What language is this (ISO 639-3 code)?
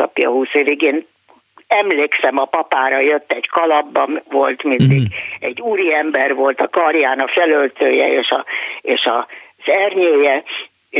hun